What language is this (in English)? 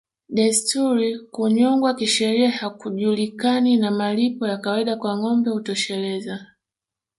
Swahili